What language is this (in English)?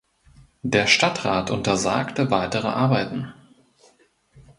German